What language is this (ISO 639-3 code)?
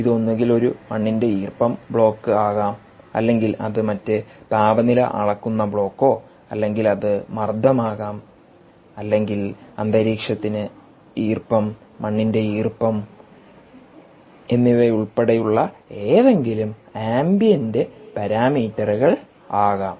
mal